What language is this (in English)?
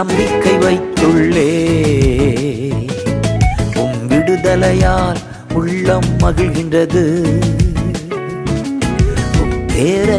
Urdu